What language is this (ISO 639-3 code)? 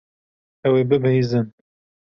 kur